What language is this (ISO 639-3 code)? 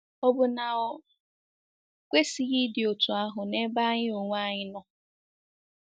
ibo